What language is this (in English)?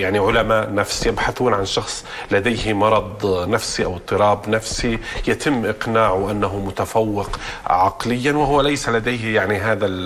Arabic